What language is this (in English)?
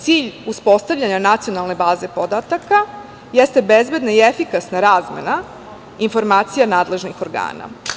Serbian